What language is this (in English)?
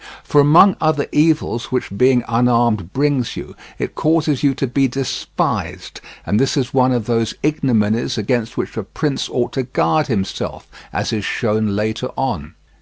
English